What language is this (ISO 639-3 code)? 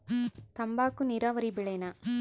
kan